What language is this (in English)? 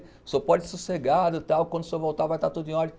Portuguese